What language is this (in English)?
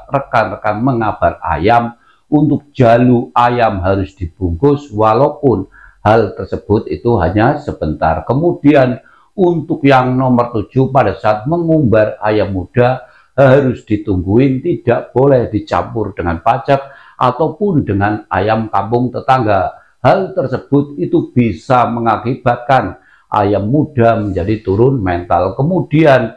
Indonesian